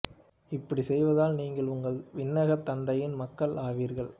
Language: Tamil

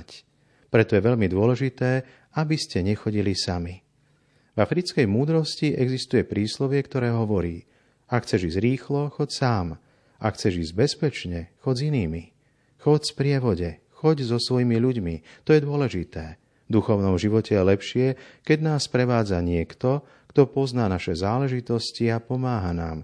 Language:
Slovak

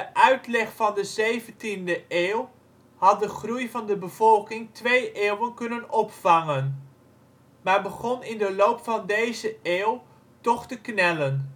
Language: Dutch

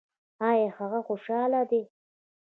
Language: Pashto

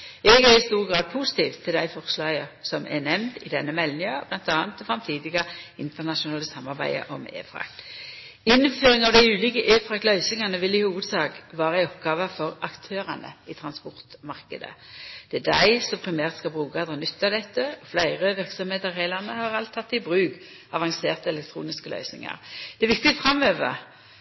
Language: Norwegian Nynorsk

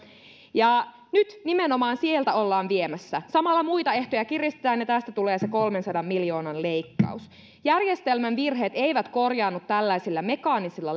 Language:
Finnish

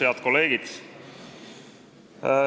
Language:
Estonian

